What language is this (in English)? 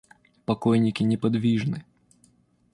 Russian